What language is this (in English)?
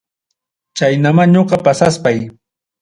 Ayacucho Quechua